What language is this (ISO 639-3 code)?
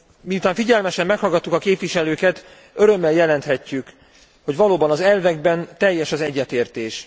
hun